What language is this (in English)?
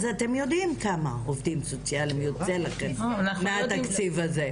Hebrew